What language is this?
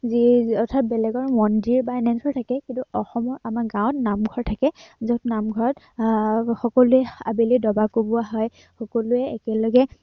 Assamese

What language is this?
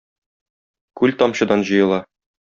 Tatar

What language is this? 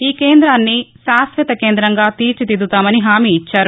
Telugu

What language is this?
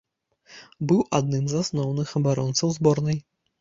Belarusian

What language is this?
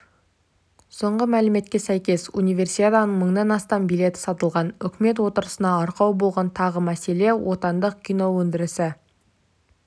Kazakh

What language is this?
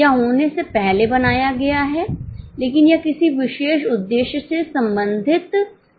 Hindi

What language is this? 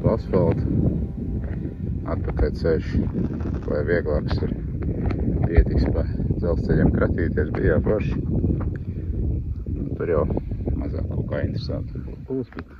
Latvian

